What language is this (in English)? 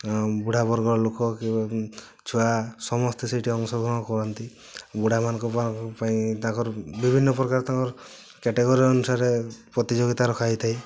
Odia